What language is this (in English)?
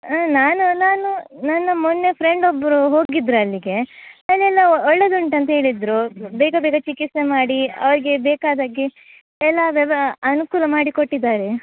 Kannada